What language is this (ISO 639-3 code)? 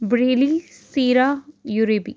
pan